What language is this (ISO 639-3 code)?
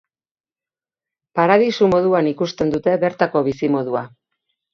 eus